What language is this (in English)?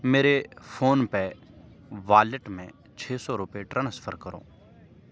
Urdu